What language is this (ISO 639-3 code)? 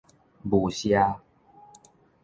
nan